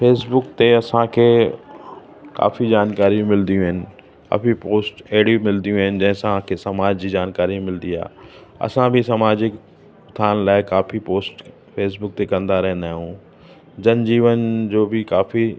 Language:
Sindhi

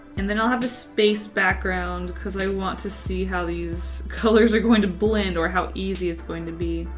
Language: English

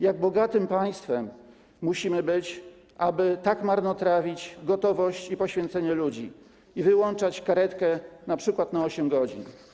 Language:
Polish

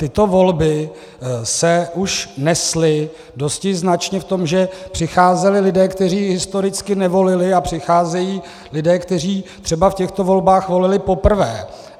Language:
Czech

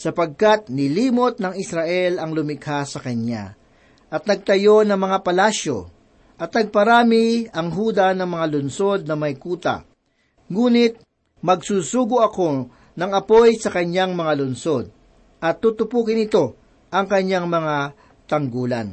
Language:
Filipino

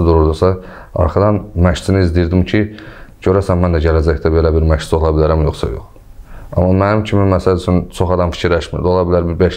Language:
Turkish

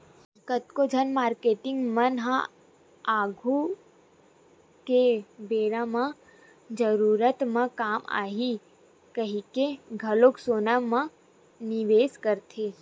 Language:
Chhattisgarhi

